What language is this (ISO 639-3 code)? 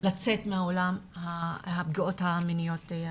heb